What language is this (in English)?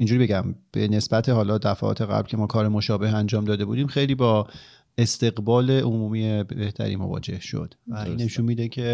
Persian